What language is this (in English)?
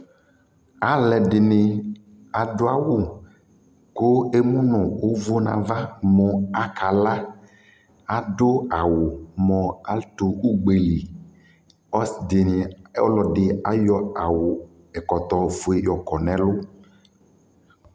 Ikposo